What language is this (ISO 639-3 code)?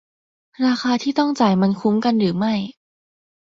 tha